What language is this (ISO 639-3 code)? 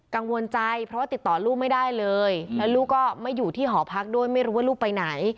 tha